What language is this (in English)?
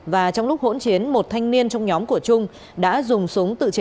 Vietnamese